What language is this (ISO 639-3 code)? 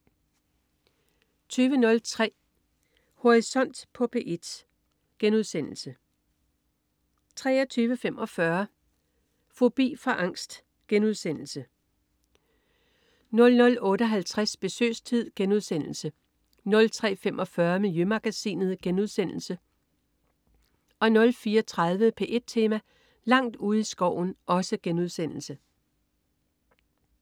dan